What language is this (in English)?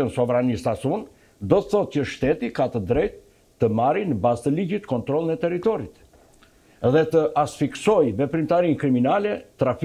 Romanian